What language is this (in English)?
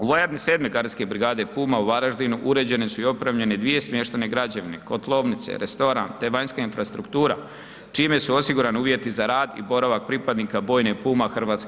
Croatian